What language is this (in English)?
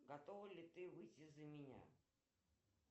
Russian